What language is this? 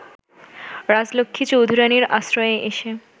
Bangla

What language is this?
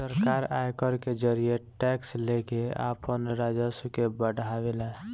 Bhojpuri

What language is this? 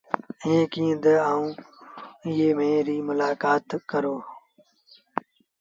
Sindhi Bhil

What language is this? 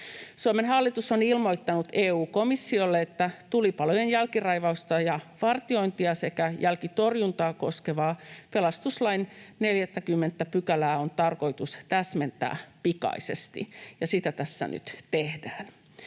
Finnish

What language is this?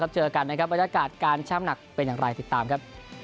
Thai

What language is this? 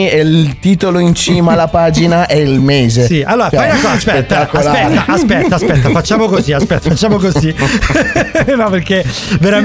Italian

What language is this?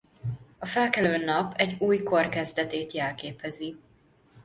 Hungarian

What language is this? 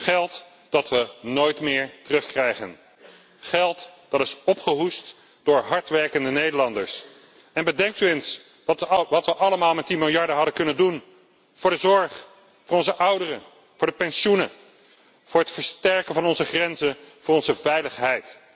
Dutch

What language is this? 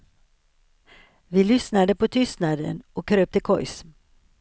Swedish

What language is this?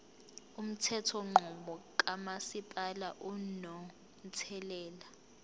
Zulu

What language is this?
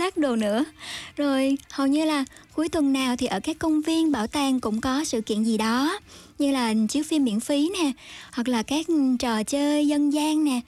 Vietnamese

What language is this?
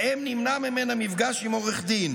Hebrew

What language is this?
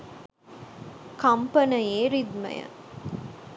Sinhala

